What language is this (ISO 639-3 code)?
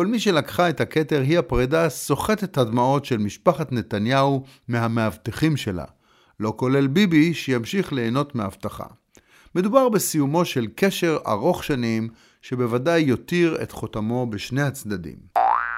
heb